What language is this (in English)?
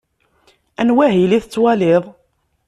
Kabyle